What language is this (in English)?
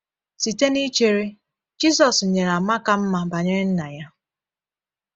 Igbo